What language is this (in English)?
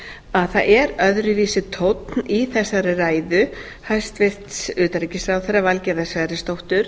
Icelandic